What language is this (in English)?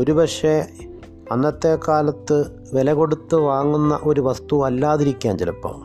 Malayalam